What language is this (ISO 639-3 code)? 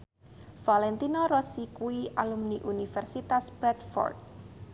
jav